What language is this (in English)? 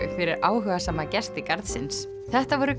Icelandic